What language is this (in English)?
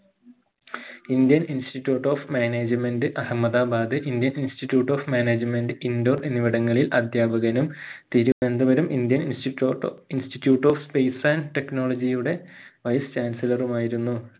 Malayalam